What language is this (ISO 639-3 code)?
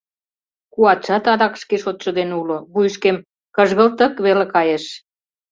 chm